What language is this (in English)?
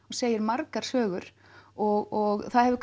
Icelandic